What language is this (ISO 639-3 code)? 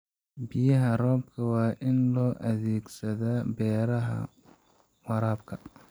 som